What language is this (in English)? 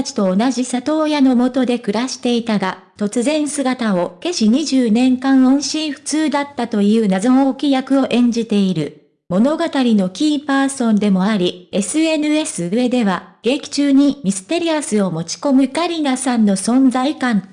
Japanese